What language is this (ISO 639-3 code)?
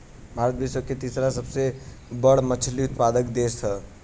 bho